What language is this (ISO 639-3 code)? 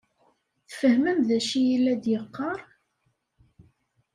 kab